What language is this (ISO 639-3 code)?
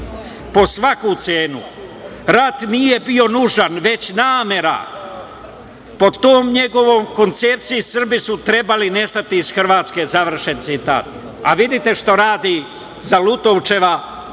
srp